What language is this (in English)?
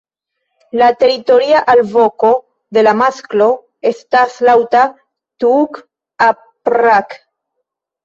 Esperanto